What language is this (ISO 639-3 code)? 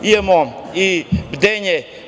srp